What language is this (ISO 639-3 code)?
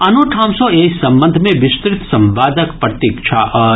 mai